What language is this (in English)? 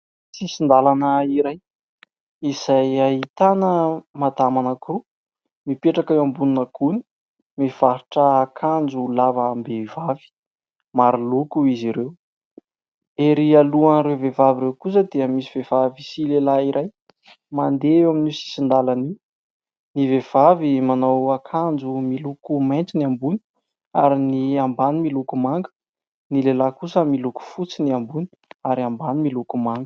Malagasy